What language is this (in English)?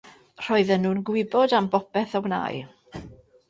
Welsh